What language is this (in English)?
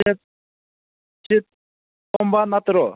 Manipuri